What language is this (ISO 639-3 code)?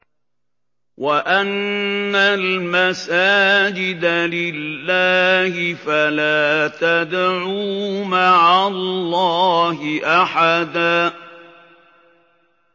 ara